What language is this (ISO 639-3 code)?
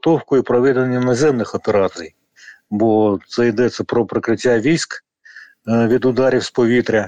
ukr